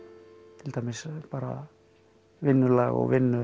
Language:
Icelandic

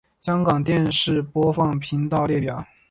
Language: Chinese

